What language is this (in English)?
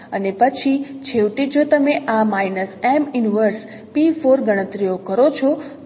Gujarati